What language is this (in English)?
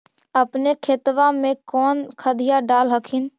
Magahi